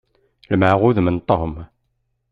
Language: Kabyle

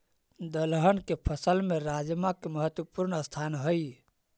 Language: Magahi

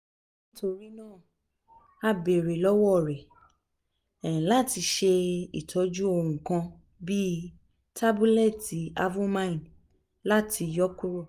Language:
Yoruba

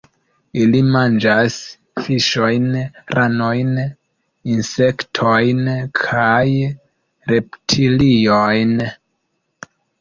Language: Esperanto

